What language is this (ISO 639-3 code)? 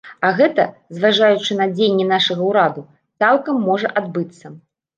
bel